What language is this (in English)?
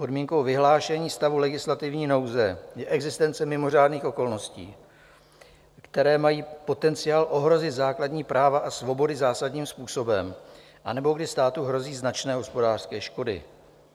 Czech